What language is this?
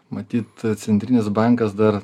Lithuanian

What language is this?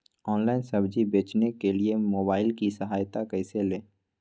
Magahi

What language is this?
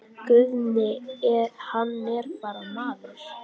Icelandic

